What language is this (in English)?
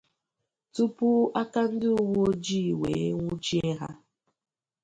Igbo